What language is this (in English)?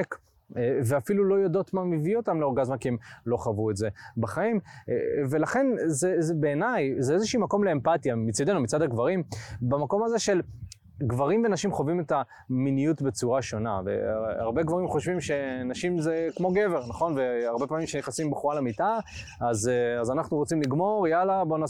Hebrew